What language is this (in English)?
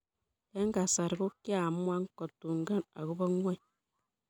Kalenjin